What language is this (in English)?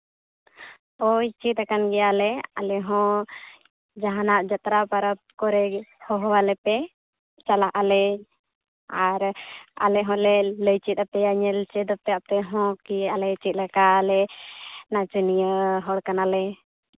Santali